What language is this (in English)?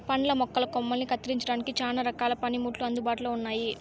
Telugu